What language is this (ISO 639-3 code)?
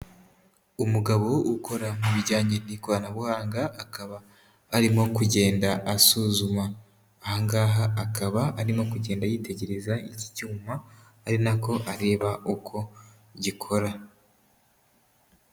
kin